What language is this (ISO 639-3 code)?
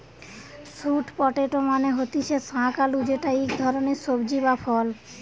ben